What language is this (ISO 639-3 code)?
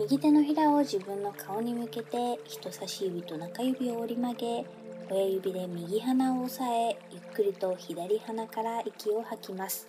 jpn